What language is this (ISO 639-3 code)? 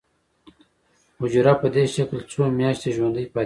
pus